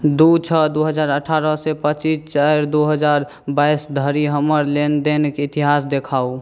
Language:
Maithili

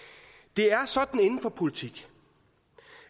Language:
Danish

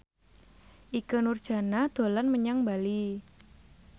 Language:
Javanese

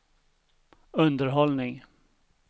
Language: Swedish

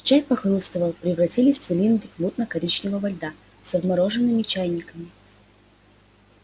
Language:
Russian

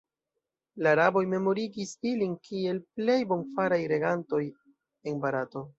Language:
Esperanto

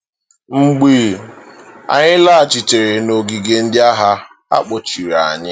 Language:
Igbo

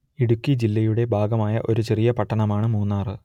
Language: Malayalam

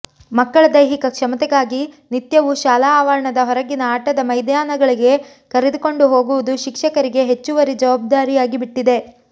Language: Kannada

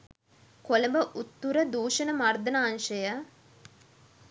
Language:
Sinhala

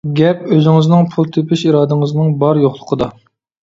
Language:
Uyghur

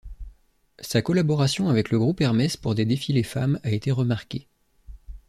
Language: French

